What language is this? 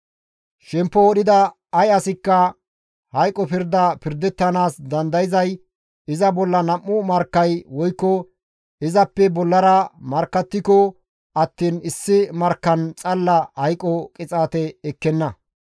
Gamo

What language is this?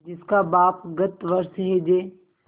Hindi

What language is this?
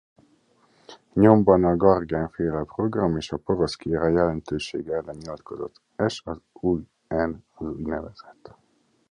Hungarian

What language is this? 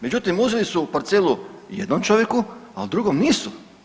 Croatian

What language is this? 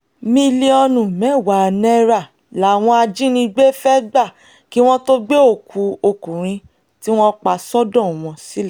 Yoruba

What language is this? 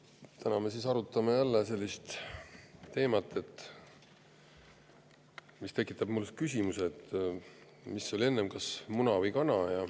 Estonian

